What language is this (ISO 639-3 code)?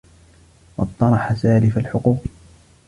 ara